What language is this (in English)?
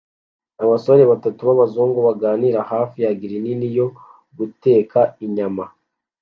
Kinyarwanda